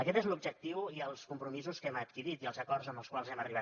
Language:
Catalan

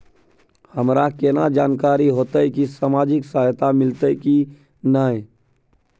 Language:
Maithili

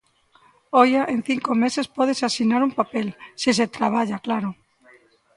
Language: Galician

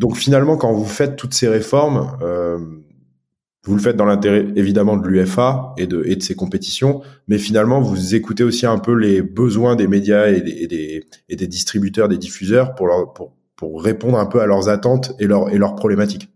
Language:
French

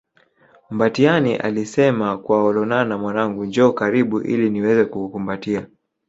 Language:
Swahili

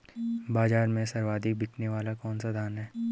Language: Hindi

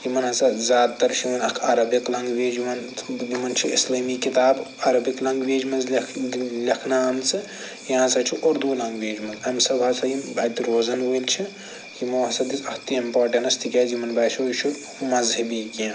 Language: Kashmiri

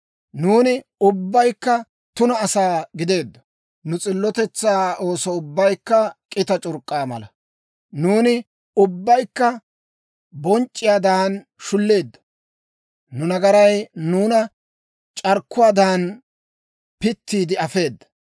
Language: Dawro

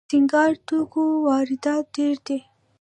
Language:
Pashto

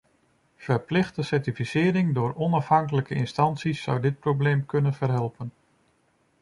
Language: Dutch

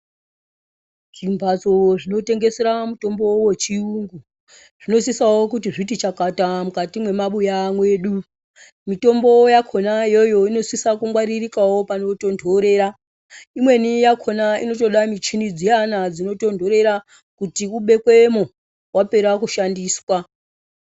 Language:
Ndau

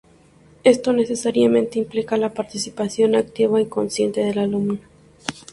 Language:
Spanish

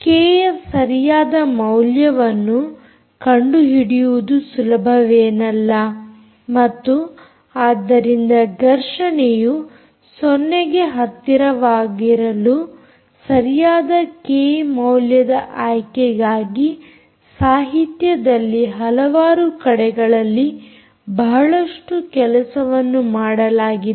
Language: Kannada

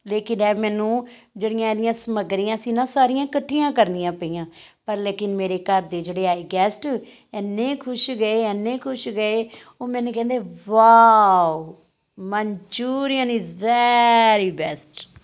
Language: Punjabi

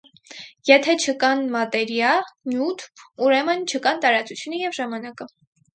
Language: Armenian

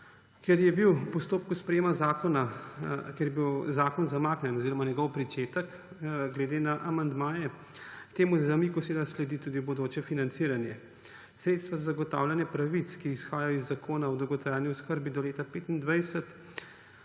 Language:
Slovenian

